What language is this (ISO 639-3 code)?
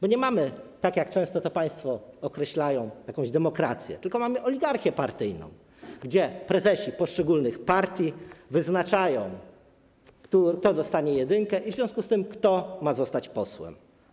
pol